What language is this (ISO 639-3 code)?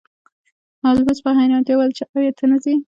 pus